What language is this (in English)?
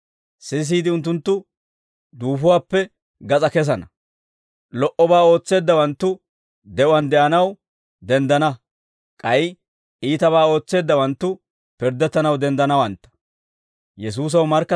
Dawro